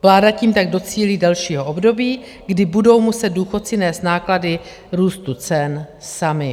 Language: Czech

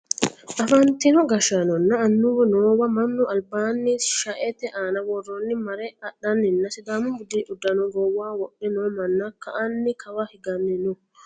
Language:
Sidamo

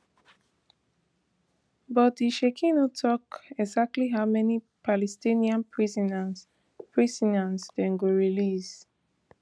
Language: Nigerian Pidgin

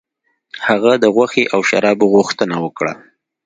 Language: Pashto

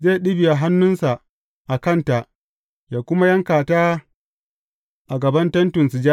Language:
Hausa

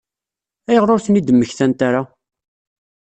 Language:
Kabyle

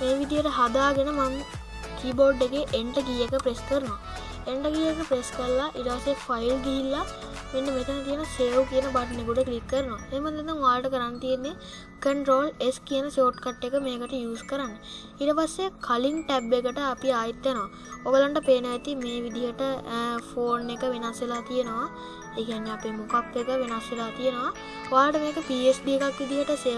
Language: Indonesian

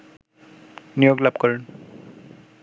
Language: Bangla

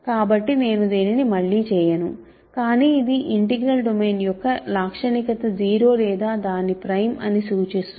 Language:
Telugu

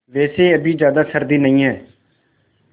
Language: Hindi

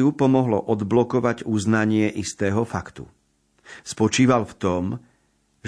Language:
Slovak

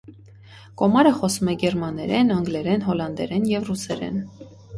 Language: Armenian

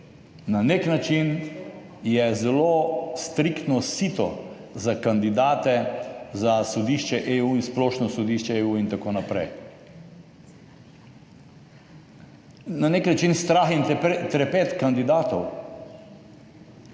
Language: Slovenian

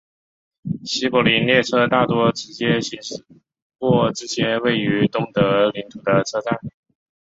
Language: Chinese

